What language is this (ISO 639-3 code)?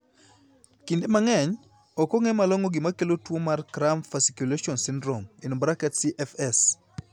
luo